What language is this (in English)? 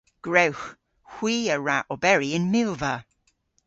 Cornish